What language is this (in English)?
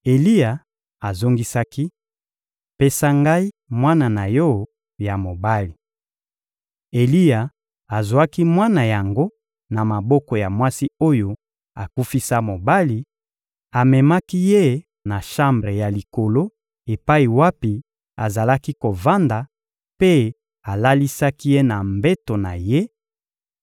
Lingala